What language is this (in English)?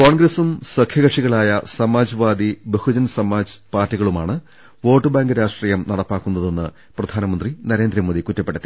Malayalam